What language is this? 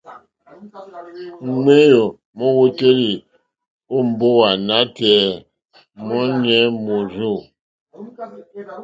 Mokpwe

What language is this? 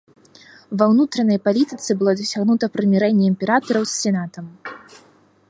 Belarusian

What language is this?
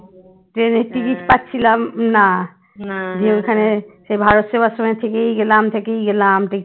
Bangla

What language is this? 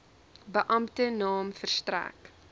Afrikaans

